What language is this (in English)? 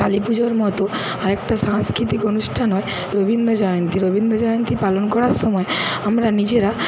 Bangla